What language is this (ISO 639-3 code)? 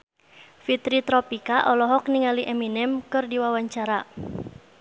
sun